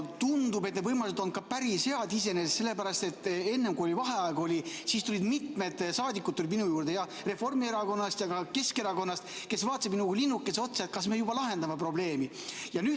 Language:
Estonian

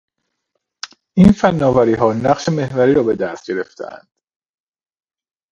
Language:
Persian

